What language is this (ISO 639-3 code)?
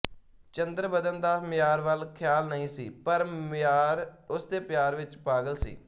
pan